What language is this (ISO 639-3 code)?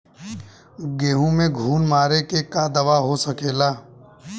bho